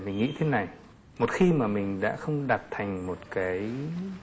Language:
Vietnamese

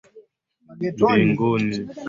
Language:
Swahili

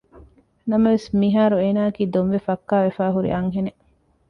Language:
Divehi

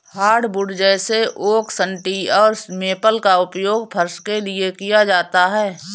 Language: Hindi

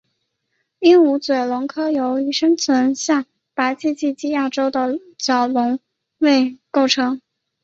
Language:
Chinese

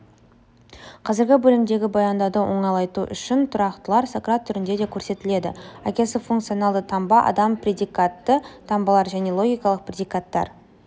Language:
Kazakh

